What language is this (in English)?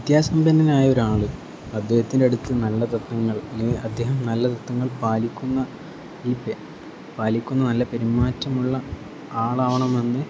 Malayalam